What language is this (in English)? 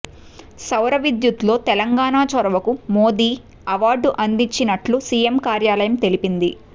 Telugu